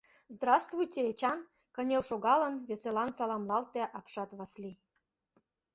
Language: Mari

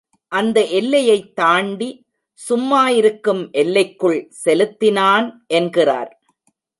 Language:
Tamil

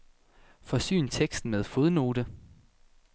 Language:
Danish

